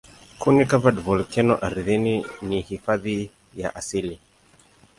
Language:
Swahili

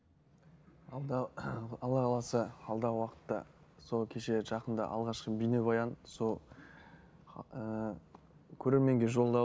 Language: Kazakh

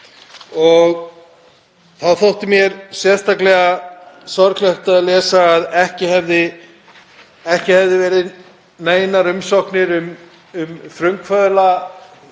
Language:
Icelandic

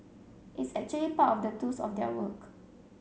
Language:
English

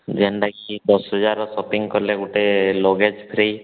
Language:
Odia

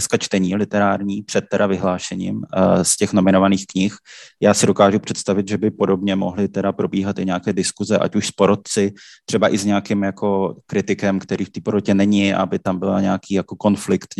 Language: Czech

